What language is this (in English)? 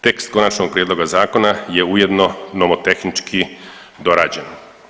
Croatian